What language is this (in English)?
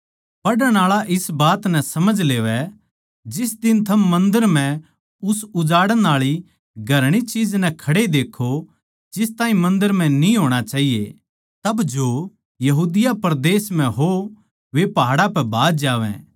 Haryanvi